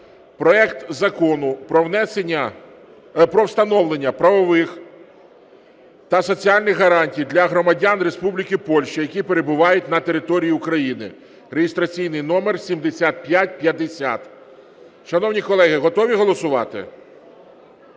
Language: Ukrainian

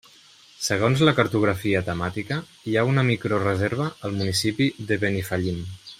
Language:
Catalan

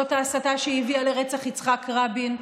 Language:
Hebrew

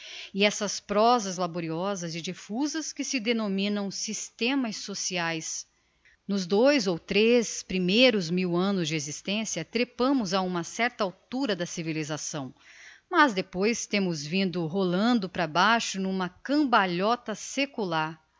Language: Portuguese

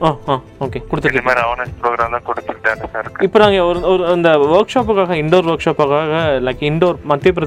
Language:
Tamil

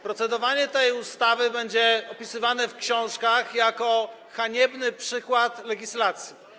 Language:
Polish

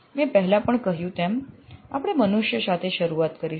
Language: Gujarati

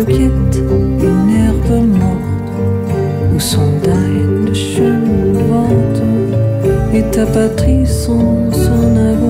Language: French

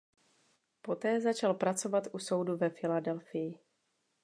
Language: Czech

